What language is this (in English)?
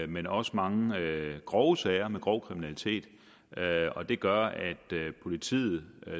Danish